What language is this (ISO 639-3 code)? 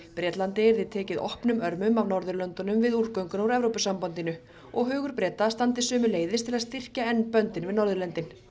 isl